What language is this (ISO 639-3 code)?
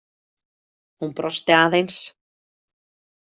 isl